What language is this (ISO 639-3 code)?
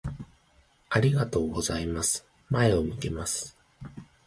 jpn